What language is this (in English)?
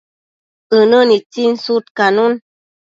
Matsés